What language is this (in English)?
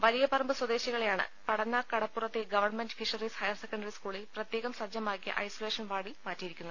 Malayalam